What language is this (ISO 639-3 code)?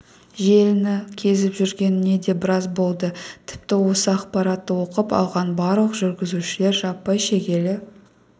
kaz